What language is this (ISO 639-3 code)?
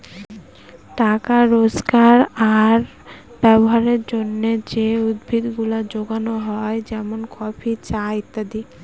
ben